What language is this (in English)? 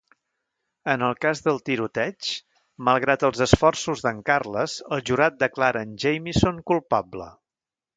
Catalan